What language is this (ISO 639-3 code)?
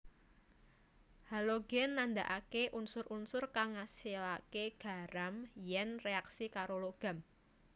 jav